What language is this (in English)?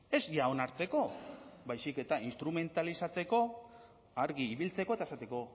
Basque